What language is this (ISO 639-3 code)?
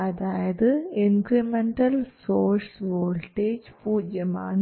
mal